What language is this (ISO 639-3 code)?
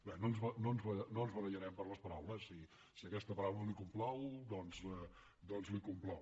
cat